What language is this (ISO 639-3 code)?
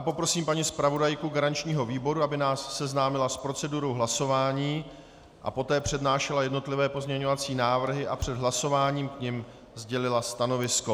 ces